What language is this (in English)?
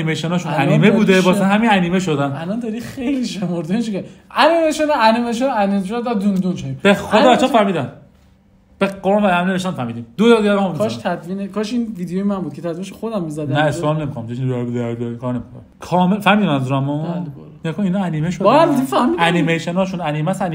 Persian